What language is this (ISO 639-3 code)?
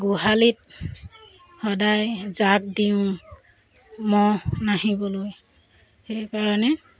asm